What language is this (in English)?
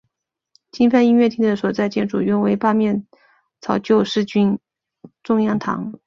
Chinese